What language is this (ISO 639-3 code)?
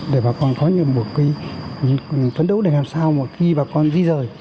vie